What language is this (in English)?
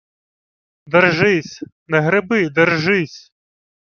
Ukrainian